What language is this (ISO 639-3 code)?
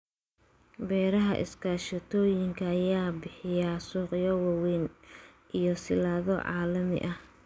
som